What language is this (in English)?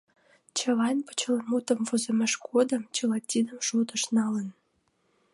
Mari